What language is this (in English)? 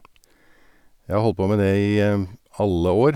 Norwegian